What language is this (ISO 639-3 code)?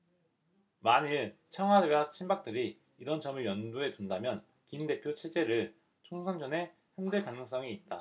kor